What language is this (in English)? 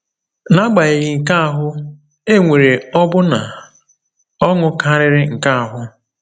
Igbo